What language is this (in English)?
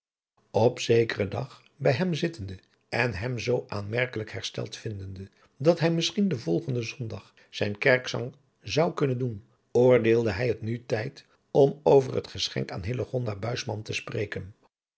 Dutch